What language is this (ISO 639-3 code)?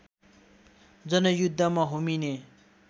nep